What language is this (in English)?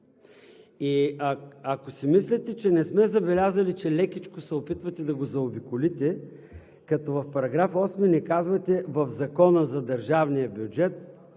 Bulgarian